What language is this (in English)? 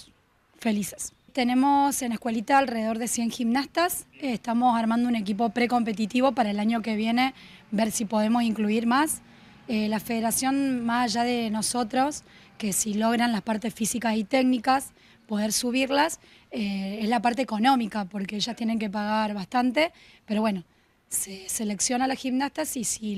Spanish